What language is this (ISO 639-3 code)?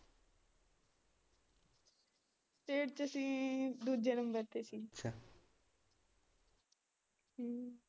pan